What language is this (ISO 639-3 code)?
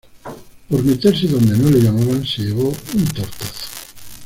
spa